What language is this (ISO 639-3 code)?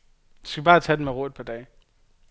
dan